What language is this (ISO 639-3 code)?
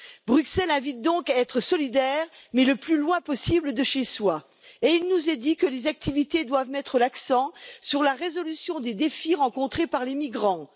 fra